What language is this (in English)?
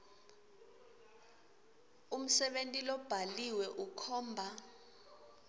Swati